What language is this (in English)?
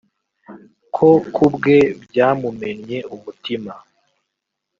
Kinyarwanda